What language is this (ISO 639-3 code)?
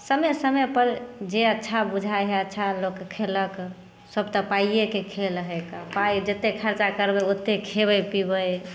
mai